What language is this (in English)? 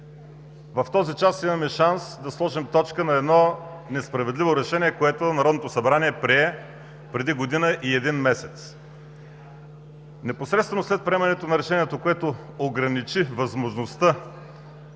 Bulgarian